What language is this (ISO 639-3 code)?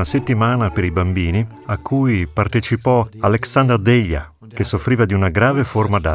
ita